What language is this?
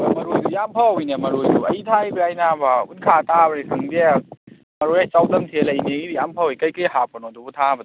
Manipuri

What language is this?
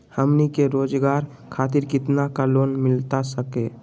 Magahi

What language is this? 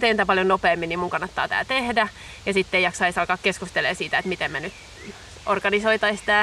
Finnish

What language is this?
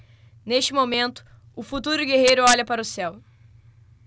Portuguese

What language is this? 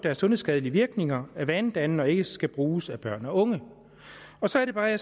Danish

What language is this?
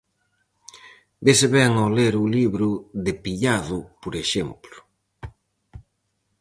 Galician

